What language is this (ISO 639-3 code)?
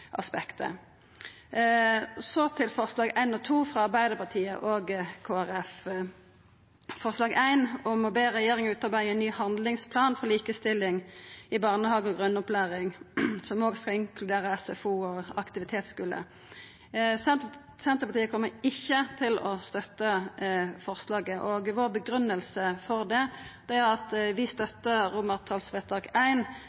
nno